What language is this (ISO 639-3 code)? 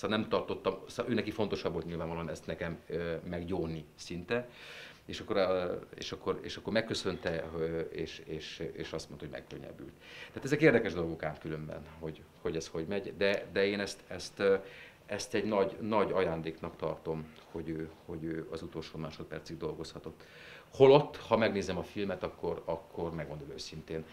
hun